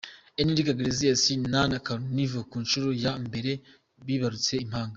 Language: Kinyarwanda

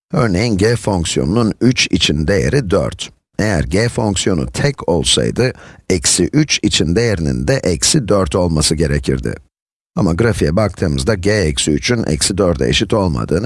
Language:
Turkish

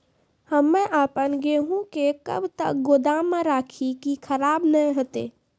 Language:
Maithili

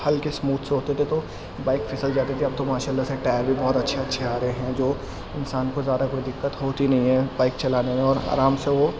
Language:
Urdu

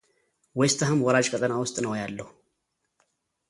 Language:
Amharic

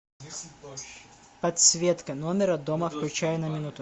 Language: Russian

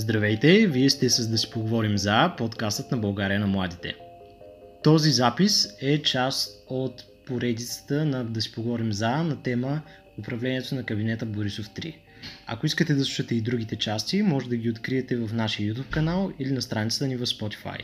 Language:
Bulgarian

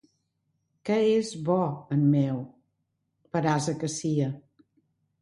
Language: Catalan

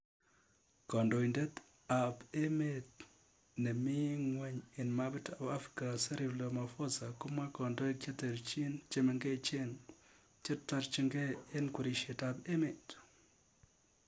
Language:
Kalenjin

